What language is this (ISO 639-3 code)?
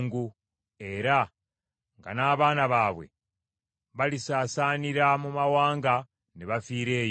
lug